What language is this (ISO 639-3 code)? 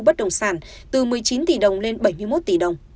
vie